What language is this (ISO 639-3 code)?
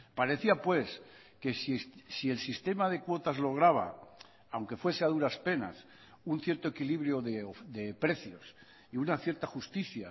spa